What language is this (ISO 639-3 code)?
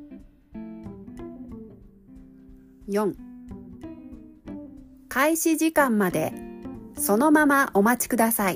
jpn